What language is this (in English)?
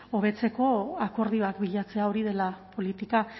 Basque